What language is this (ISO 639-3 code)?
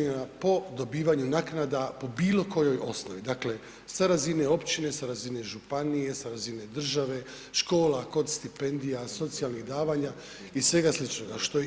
hrv